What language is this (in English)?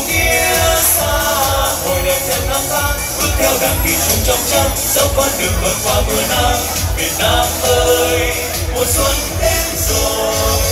Vietnamese